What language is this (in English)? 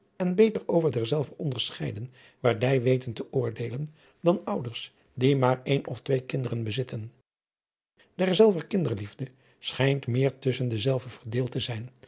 Dutch